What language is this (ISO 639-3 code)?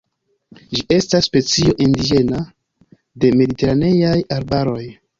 epo